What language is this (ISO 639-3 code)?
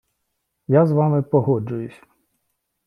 ukr